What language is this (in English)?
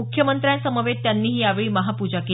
Marathi